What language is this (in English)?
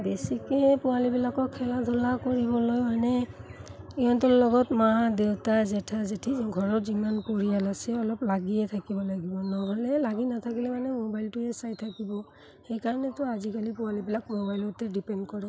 Assamese